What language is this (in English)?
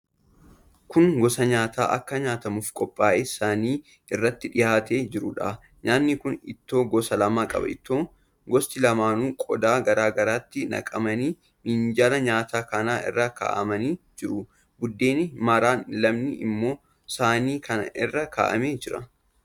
Oromo